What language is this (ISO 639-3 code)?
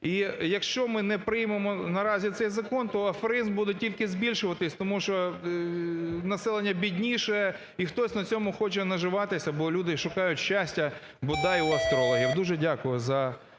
ukr